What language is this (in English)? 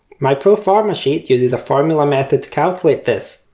English